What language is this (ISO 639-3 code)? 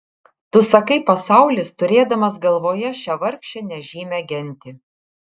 lit